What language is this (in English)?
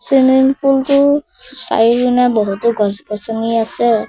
Assamese